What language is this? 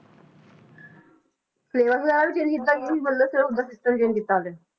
Punjabi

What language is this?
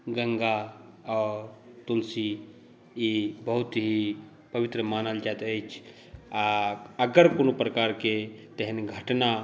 Maithili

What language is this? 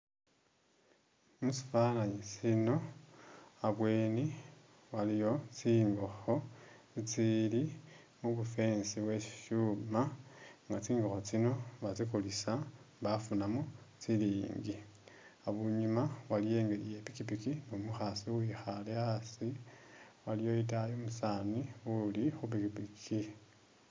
Masaaba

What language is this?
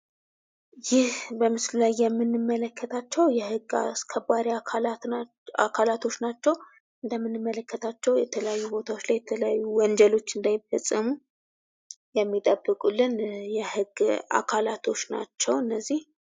Amharic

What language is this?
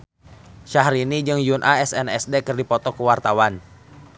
Sundanese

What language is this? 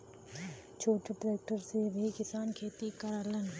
Bhojpuri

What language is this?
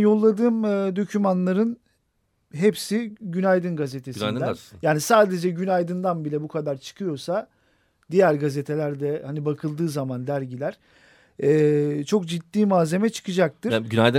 Turkish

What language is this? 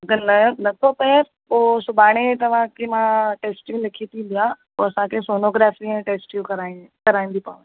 Sindhi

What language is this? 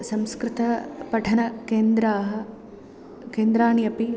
Sanskrit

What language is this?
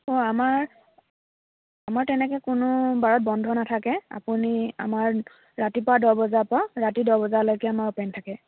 Assamese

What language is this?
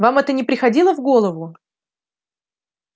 Russian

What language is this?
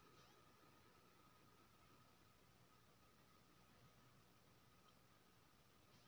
Maithili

